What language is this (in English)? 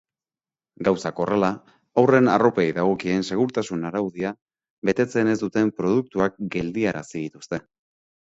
Basque